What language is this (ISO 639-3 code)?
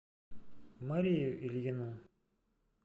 rus